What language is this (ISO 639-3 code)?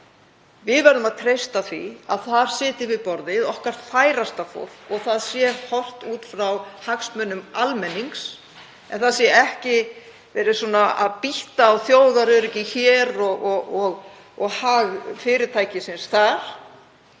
isl